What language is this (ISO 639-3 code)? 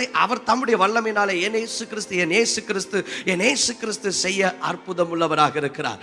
hin